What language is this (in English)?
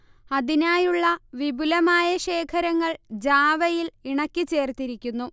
Malayalam